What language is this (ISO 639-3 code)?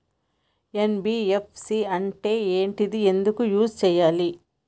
tel